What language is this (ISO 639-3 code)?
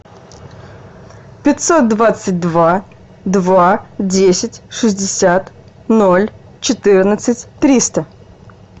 rus